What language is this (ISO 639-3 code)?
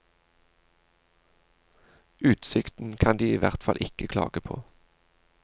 nor